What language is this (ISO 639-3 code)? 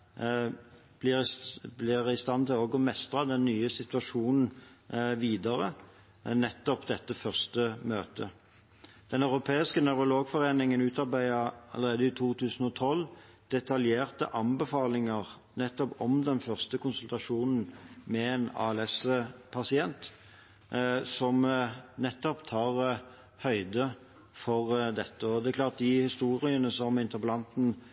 nob